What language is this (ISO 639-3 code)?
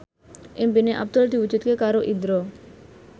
jav